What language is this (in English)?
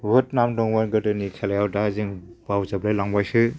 Bodo